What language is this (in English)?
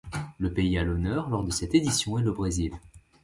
French